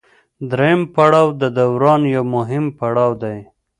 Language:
Pashto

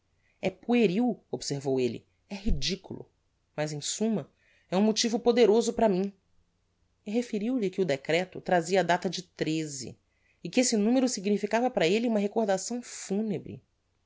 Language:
Portuguese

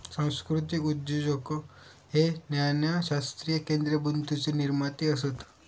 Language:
Marathi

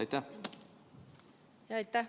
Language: Estonian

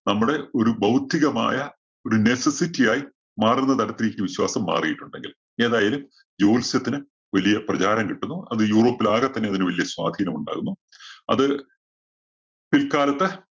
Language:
Malayalam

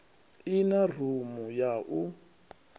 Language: Venda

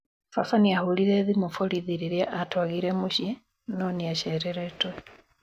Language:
Kikuyu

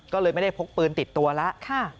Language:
Thai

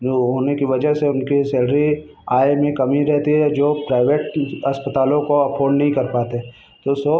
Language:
Hindi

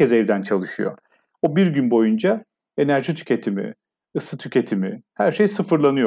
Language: Turkish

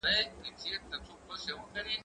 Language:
Pashto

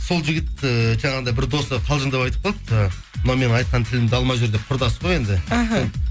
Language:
Kazakh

